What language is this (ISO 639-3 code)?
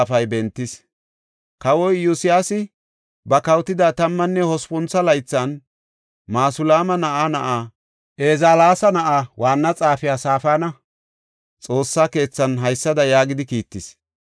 gof